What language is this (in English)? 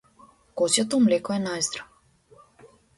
Macedonian